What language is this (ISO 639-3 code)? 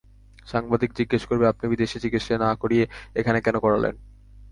ben